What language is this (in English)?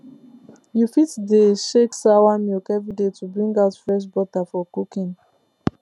Nigerian Pidgin